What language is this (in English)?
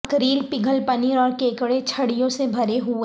Urdu